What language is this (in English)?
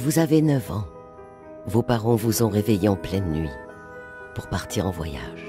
French